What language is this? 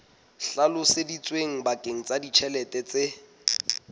Southern Sotho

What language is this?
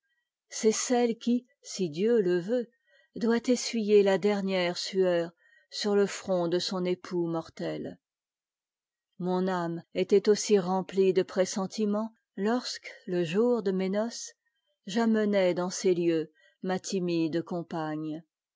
French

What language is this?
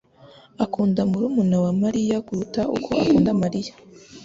Kinyarwanda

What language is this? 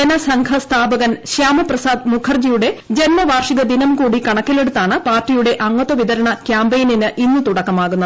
Malayalam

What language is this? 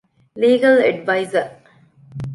Divehi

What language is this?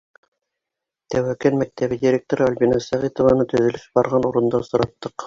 Bashkir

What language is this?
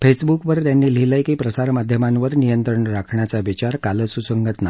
Marathi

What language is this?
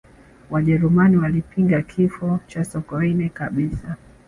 Swahili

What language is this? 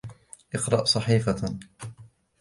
Arabic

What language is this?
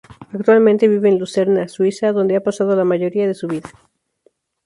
Spanish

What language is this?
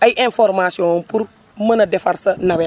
Wolof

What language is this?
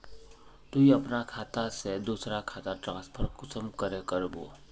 Magahi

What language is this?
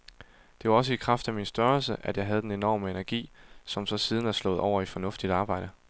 Danish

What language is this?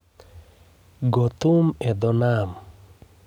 Luo (Kenya and Tanzania)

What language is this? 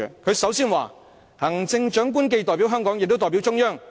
Cantonese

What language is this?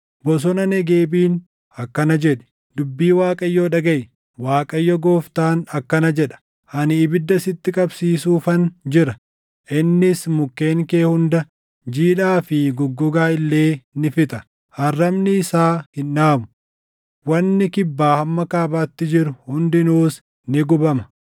Oromo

